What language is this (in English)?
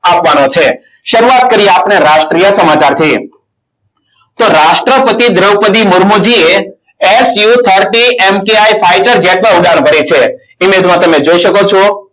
Gujarati